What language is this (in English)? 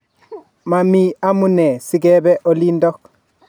Kalenjin